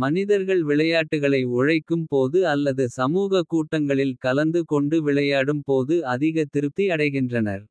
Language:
Kota (India)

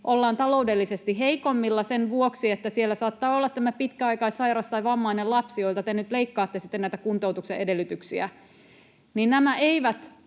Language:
Finnish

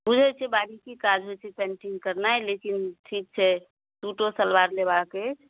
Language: Maithili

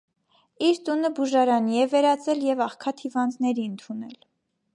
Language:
Armenian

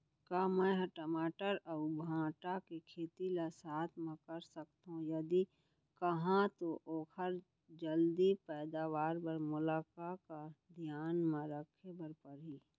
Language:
Chhattisgarhi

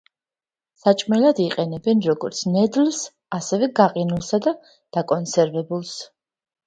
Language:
Georgian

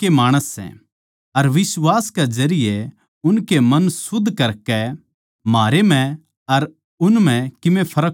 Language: Haryanvi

